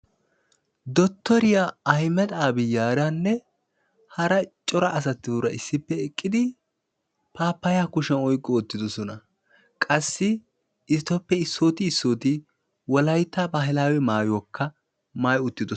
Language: Wolaytta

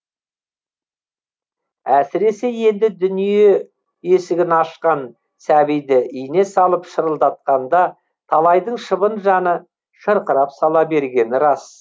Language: Kazakh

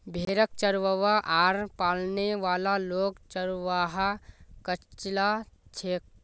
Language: Magahi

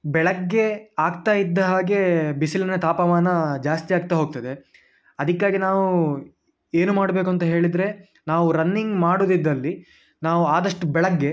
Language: Kannada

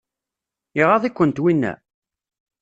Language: Kabyle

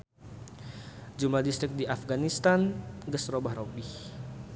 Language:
Sundanese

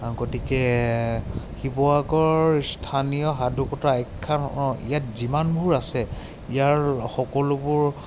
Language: Assamese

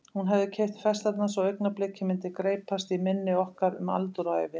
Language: Icelandic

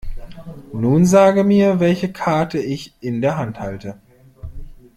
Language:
German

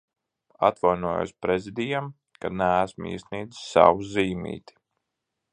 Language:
Latvian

